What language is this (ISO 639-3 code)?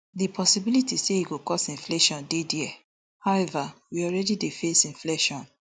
pcm